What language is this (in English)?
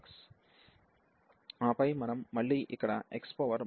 Telugu